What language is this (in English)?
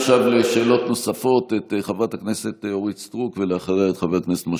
Hebrew